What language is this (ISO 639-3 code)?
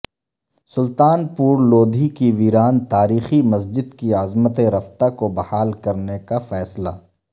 urd